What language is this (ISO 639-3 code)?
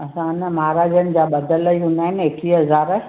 snd